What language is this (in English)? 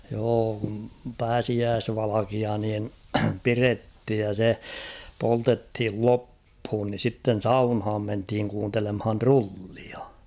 Finnish